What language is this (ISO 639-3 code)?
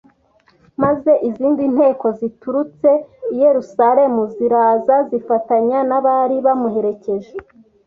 kin